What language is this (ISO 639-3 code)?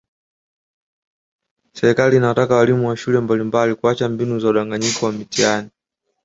swa